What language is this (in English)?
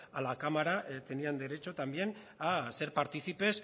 Spanish